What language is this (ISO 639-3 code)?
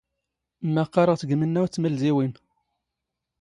zgh